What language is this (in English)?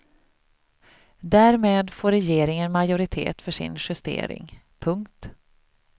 Swedish